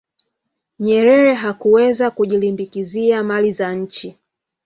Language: Swahili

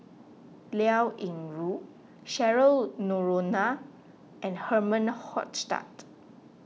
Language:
English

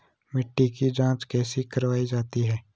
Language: Hindi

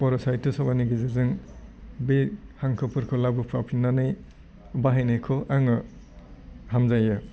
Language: Bodo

